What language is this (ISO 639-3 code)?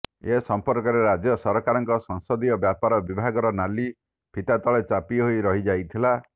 ori